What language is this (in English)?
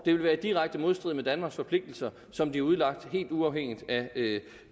Danish